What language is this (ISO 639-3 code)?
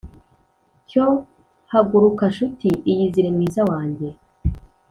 kin